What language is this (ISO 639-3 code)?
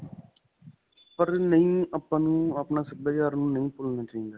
pan